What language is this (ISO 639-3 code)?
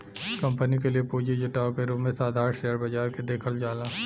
bho